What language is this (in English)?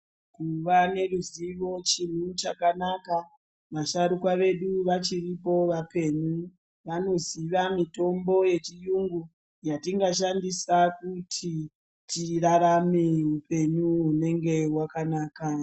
Ndau